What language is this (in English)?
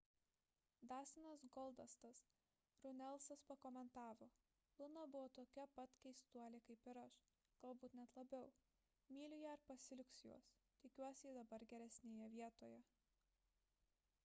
Lithuanian